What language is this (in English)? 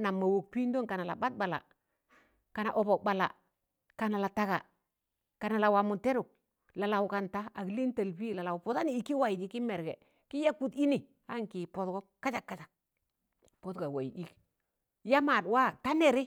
Tangale